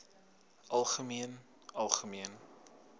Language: Afrikaans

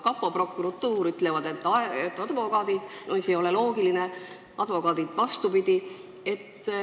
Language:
Estonian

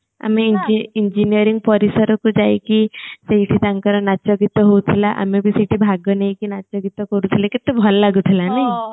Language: Odia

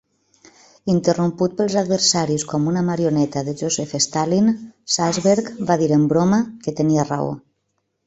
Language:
Catalan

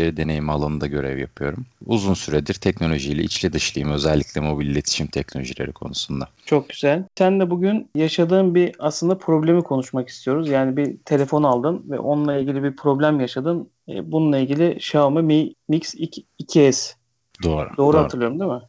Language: Turkish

